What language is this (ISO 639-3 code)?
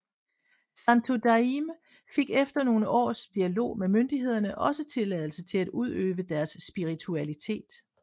dan